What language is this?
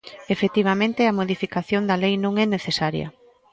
Galician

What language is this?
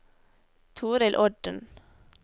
Norwegian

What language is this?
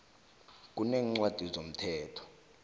South Ndebele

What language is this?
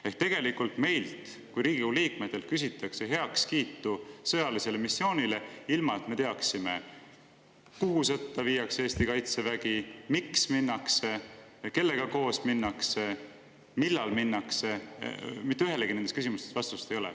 Estonian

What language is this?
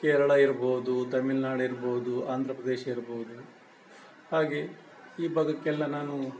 Kannada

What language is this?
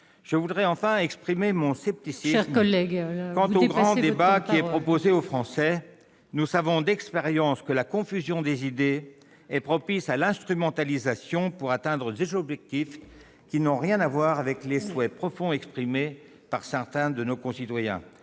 French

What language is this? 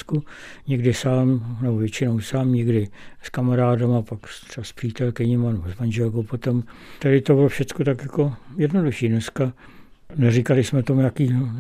Czech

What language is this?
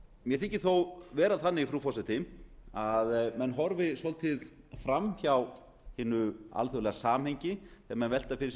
Icelandic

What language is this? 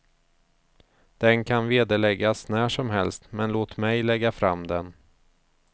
Swedish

